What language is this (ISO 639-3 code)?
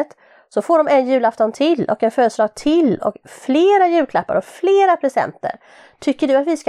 swe